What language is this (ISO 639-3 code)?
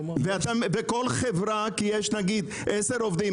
heb